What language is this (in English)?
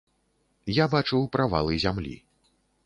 Belarusian